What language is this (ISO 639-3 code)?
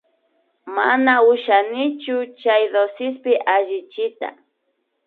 qvi